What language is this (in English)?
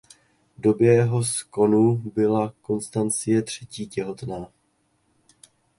Czech